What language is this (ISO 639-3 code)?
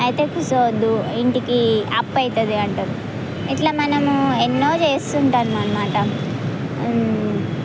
tel